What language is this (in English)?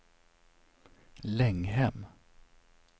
Swedish